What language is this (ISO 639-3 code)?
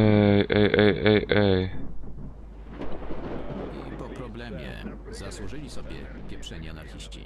pol